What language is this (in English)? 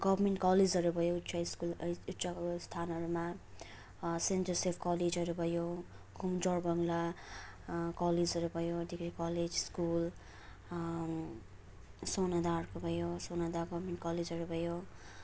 Nepali